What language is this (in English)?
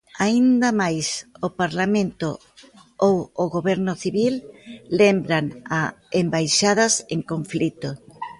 Galician